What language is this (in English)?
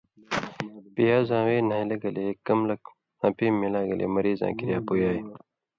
Indus Kohistani